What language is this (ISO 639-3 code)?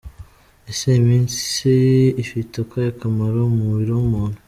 kin